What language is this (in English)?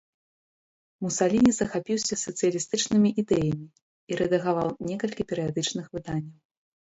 Belarusian